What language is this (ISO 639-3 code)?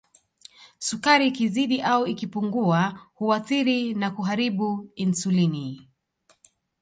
swa